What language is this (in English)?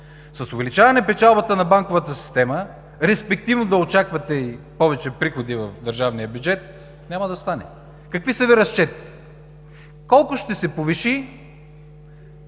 Bulgarian